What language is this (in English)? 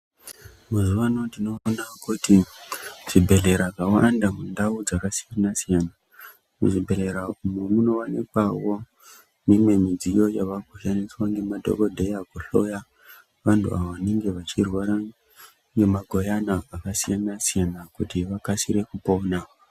Ndau